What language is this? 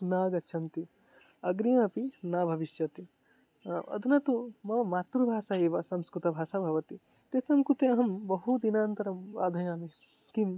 Sanskrit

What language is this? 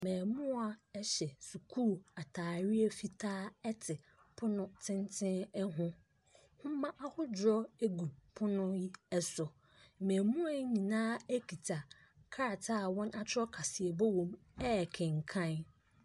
Akan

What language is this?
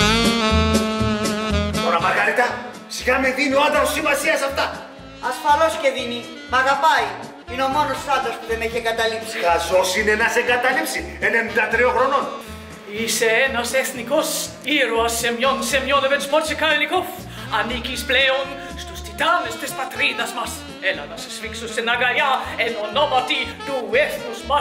Greek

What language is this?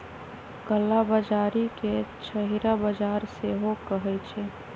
Magahi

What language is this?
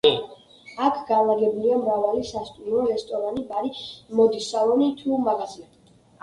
Georgian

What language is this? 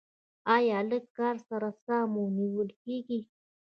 Pashto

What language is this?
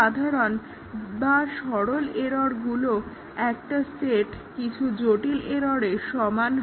Bangla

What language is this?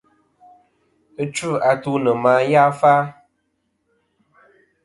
Kom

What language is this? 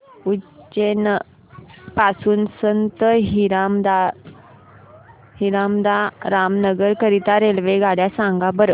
Marathi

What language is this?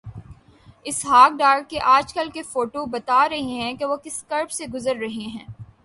Urdu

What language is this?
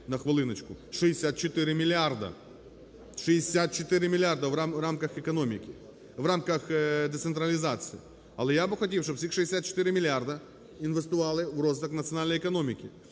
Ukrainian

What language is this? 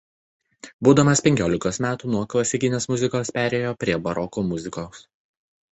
Lithuanian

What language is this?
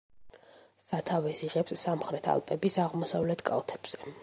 Georgian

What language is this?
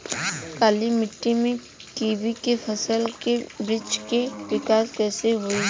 Bhojpuri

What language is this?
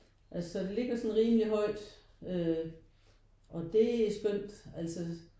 Danish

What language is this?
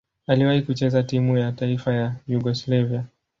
Swahili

